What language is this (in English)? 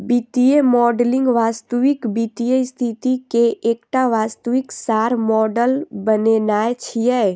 Maithili